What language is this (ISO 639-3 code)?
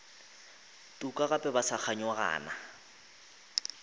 nso